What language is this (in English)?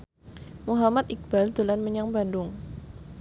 Javanese